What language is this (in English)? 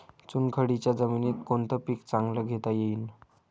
Marathi